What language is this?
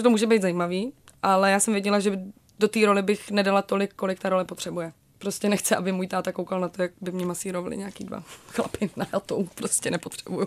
Czech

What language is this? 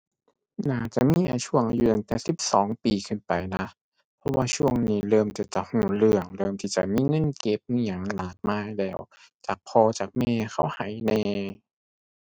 Thai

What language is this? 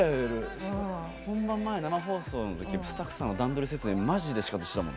Japanese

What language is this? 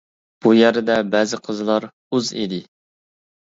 Uyghur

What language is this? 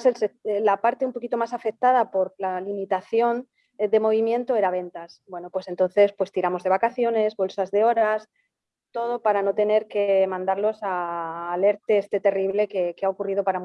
Spanish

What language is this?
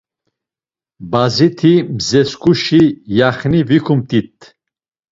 Laz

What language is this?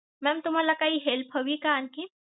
Marathi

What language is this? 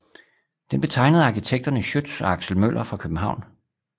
Danish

